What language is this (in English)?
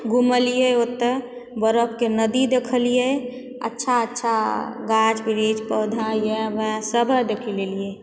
Maithili